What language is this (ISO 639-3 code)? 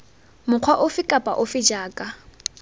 tsn